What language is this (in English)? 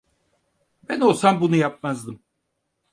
Turkish